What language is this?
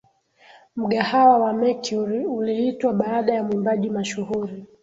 Swahili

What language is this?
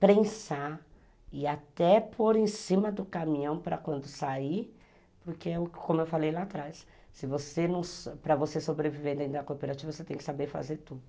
Portuguese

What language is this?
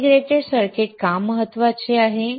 Marathi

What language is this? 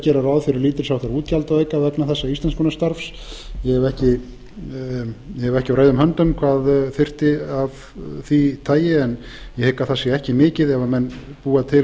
Icelandic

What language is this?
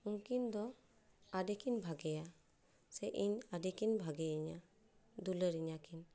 Santali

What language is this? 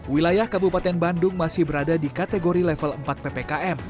Indonesian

